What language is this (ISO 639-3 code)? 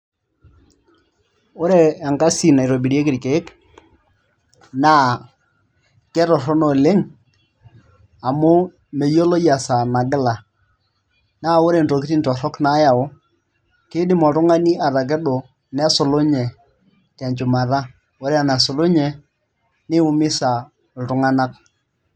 mas